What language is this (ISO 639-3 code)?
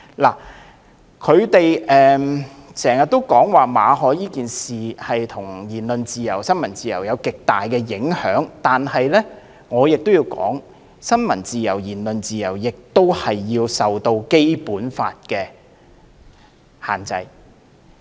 yue